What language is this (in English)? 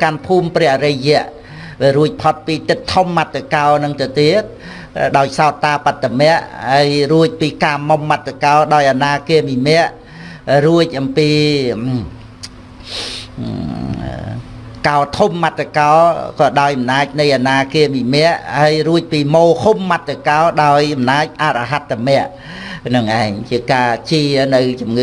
Vietnamese